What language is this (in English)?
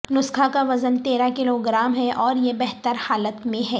Urdu